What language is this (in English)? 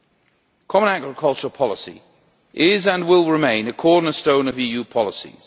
English